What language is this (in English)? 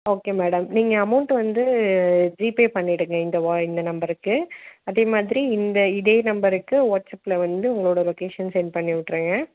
Tamil